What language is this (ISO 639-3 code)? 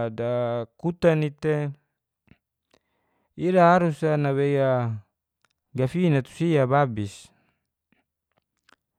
ges